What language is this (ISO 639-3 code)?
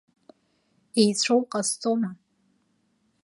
abk